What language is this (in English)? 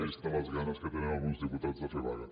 Catalan